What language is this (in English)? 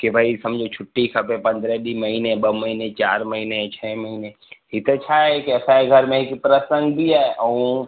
Sindhi